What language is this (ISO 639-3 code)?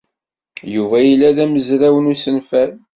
kab